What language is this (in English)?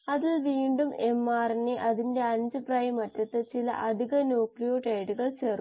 Malayalam